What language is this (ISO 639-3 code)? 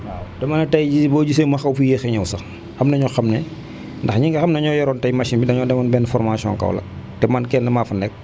wol